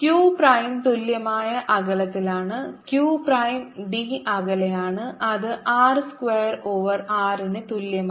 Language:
Malayalam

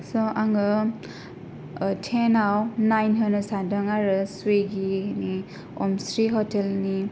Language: Bodo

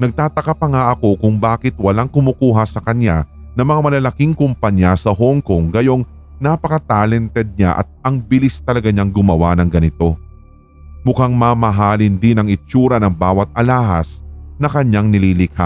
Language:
Filipino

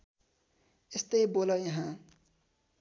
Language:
Nepali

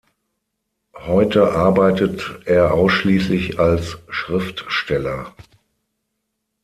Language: German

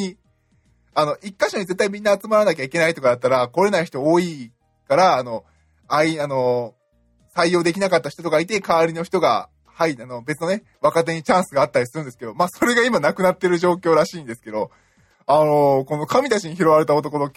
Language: Japanese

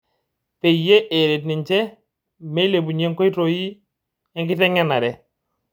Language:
Masai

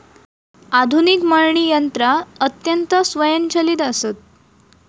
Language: Marathi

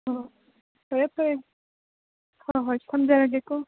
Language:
Manipuri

